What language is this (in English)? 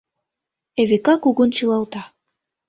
Mari